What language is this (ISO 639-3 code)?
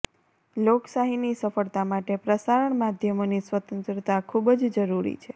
guj